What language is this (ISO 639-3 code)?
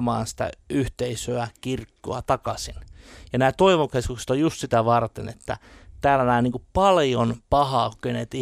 fin